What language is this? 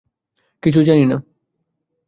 Bangla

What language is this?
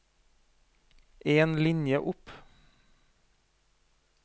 Norwegian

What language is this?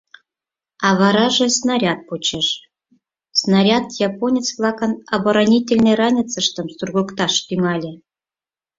Mari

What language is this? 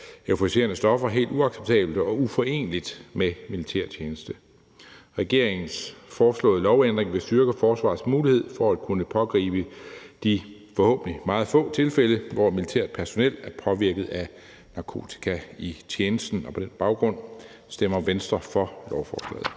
Danish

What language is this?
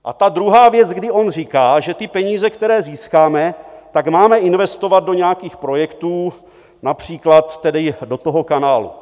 Czech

